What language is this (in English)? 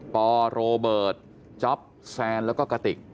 Thai